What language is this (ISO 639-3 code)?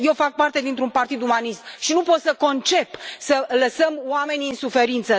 ron